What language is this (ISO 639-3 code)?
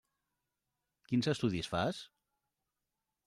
cat